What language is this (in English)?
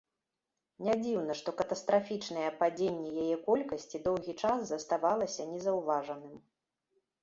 Belarusian